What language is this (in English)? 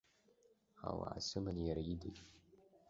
Abkhazian